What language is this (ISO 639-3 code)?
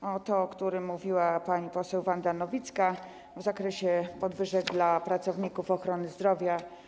pol